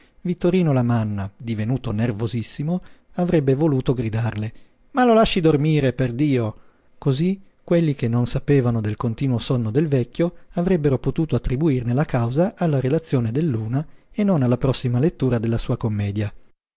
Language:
Italian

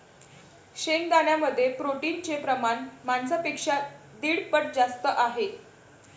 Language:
Marathi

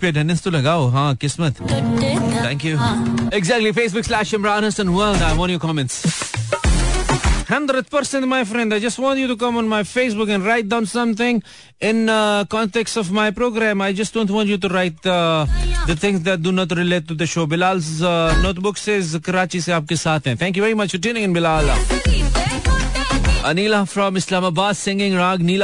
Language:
Hindi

